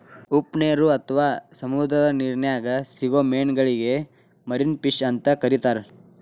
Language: Kannada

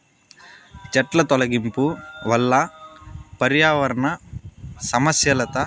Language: Telugu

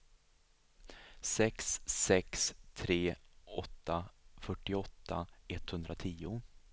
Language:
Swedish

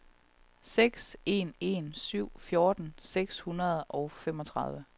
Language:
Danish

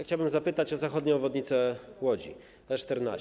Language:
Polish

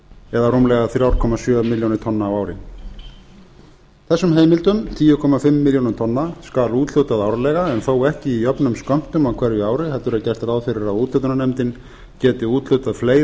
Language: Icelandic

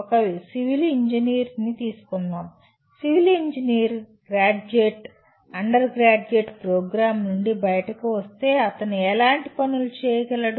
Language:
Telugu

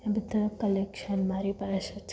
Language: Gujarati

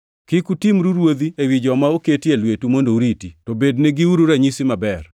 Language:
Luo (Kenya and Tanzania)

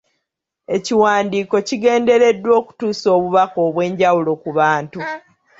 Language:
Ganda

